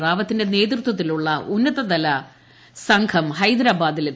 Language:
Malayalam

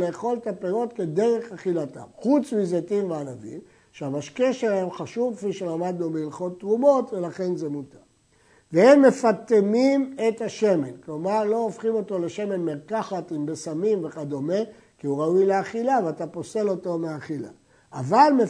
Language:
Hebrew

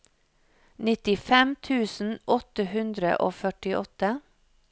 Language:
Norwegian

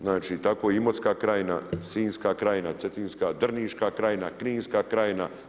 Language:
Croatian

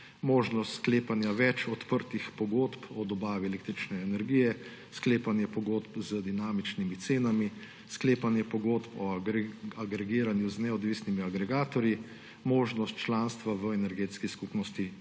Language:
Slovenian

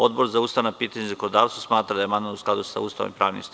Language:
Serbian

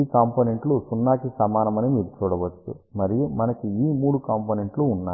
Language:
Telugu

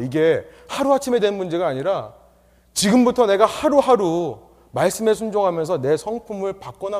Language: Korean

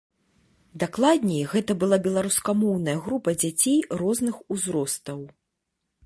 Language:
Belarusian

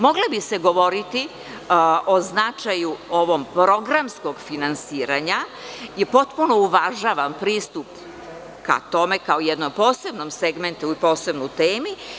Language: Serbian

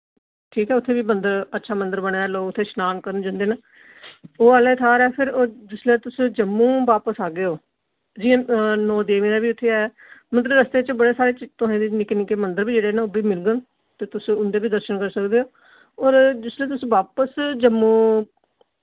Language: Dogri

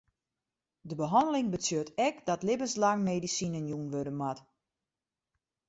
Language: Western Frisian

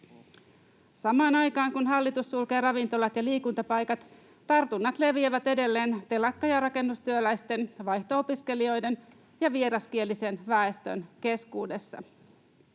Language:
Finnish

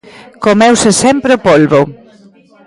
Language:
Galician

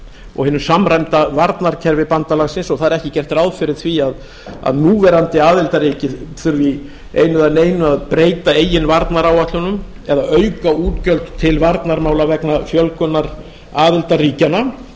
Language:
Icelandic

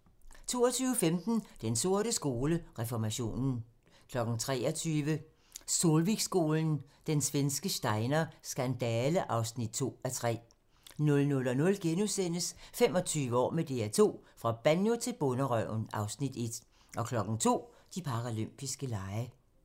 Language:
Danish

